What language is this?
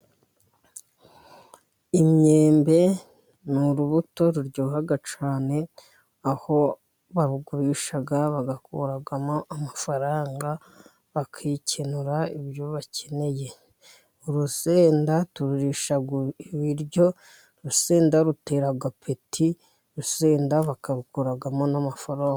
Kinyarwanda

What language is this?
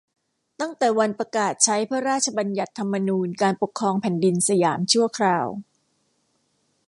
Thai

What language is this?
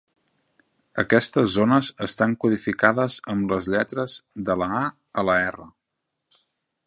Catalan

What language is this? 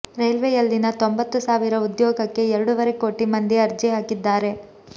Kannada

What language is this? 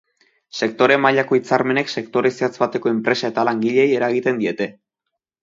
Basque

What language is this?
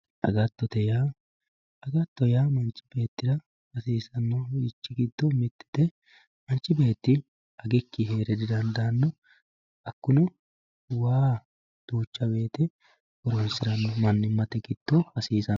Sidamo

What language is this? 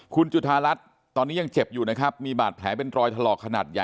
Thai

